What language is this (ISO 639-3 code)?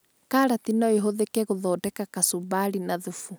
kik